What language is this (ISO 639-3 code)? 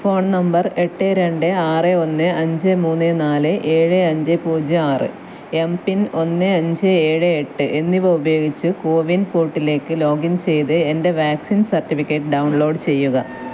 mal